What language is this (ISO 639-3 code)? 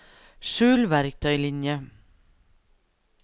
nor